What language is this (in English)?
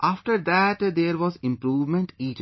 English